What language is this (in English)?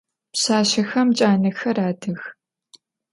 Adyghe